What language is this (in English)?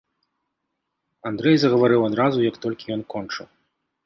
Belarusian